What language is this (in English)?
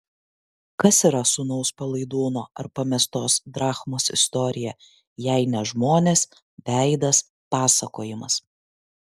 Lithuanian